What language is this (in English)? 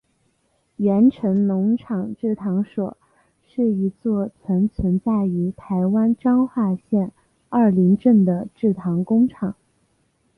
Chinese